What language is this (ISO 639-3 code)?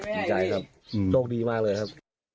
tha